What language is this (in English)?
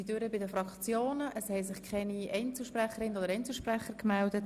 Swiss German